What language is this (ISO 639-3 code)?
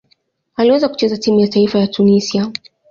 swa